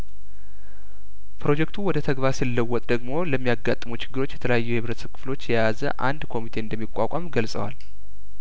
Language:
Amharic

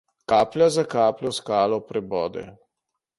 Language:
Slovenian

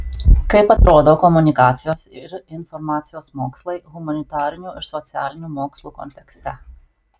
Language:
Lithuanian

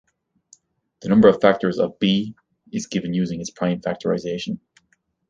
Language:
English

